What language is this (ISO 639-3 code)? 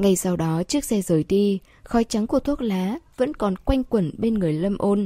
vie